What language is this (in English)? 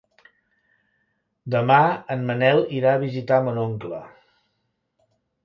Catalan